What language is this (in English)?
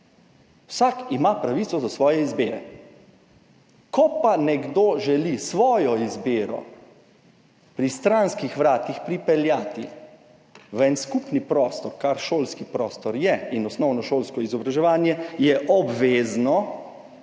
Slovenian